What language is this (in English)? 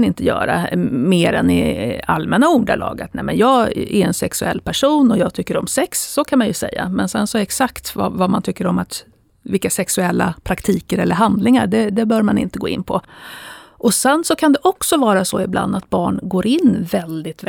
Swedish